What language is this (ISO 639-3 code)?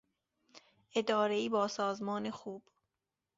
fas